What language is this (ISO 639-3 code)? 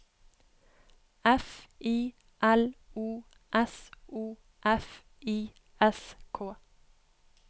nor